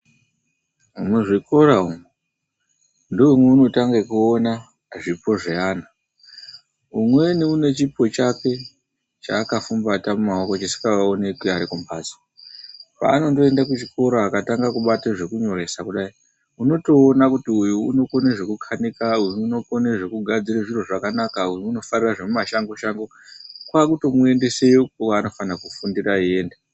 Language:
Ndau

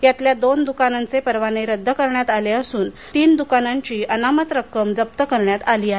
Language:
Marathi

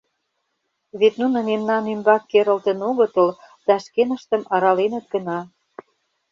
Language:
Mari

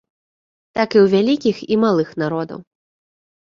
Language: Belarusian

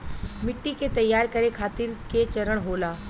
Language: Bhojpuri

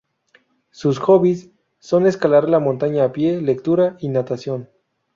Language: Spanish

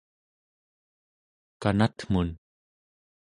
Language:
Central Yupik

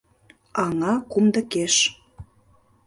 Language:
Mari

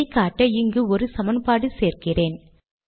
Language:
Tamil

